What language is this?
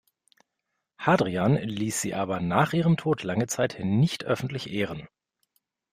German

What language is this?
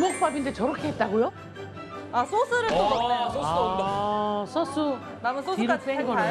Korean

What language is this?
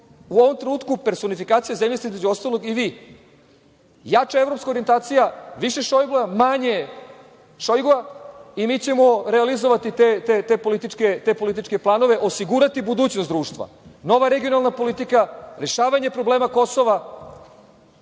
Serbian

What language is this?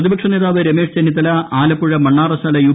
Malayalam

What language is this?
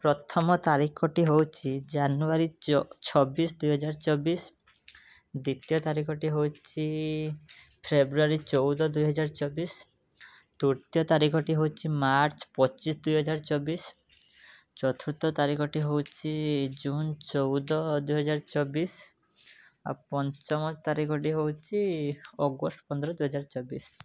Odia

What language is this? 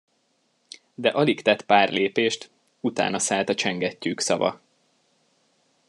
Hungarian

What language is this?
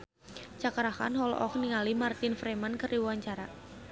Sundanese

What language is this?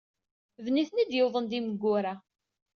Kabyle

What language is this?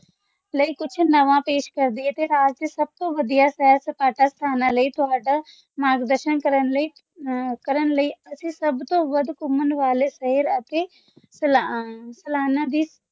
Punjabi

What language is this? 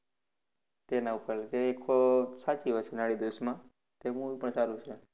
Gujarati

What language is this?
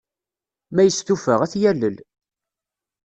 Kabyle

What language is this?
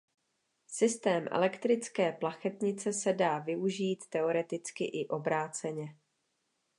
Czech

